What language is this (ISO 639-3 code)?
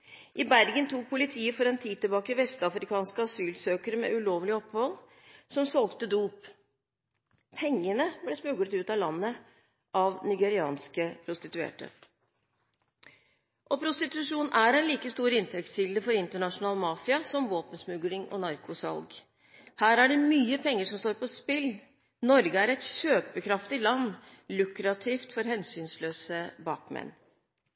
nob